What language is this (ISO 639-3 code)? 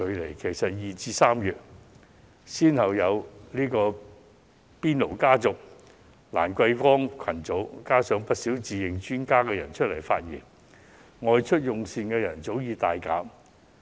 yue